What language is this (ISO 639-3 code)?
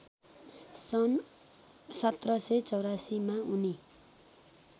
nep